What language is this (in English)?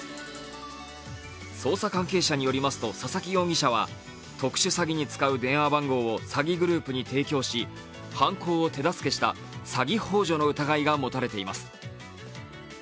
Japanese